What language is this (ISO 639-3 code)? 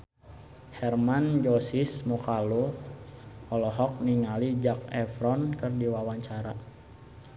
sun